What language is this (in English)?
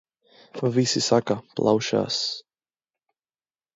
Latvian